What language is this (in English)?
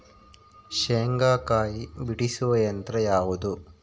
Kannada